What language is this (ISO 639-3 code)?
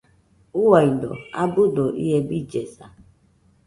hux